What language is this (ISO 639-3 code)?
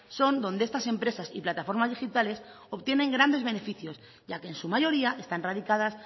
spa